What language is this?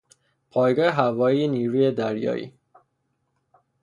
Persian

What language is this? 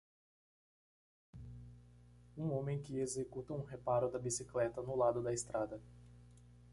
Portuguese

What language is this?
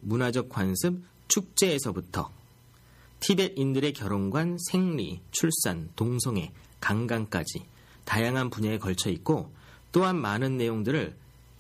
Korean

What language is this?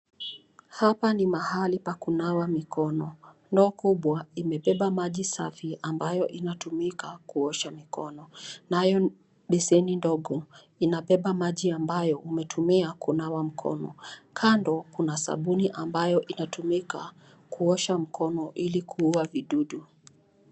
Swahili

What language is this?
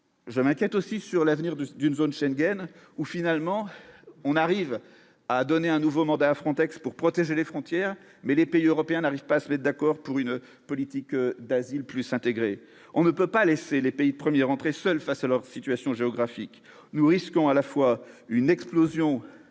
French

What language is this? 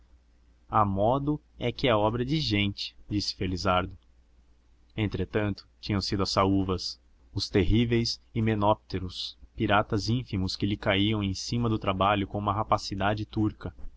Portuguese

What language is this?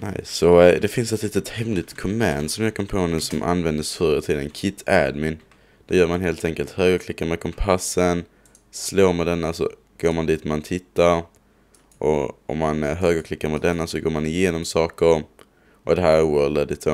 Swedish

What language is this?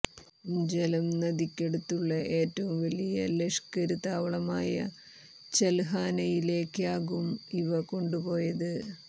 Malayalam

